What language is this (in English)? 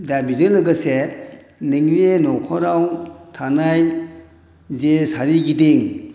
Bodo